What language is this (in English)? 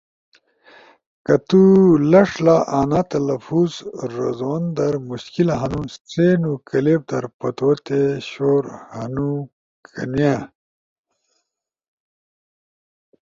Ushojo